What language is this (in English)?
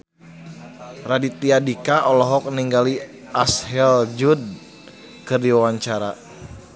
Sundanese